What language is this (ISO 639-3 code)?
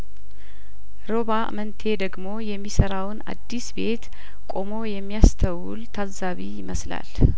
amh